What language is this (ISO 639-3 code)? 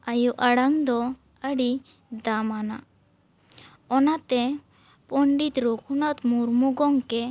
sat